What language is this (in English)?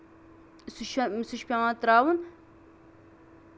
Kashmiri